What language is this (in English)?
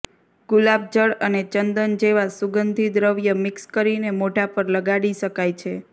Gujarati